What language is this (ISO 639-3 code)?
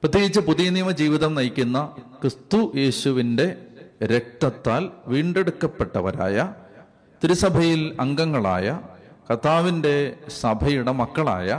mal